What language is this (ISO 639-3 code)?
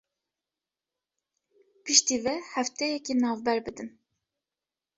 kur